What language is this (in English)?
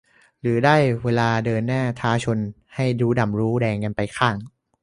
Thai